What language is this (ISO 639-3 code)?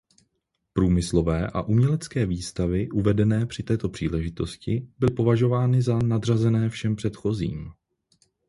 ces